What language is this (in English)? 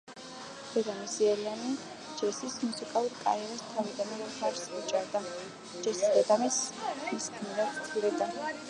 Georgian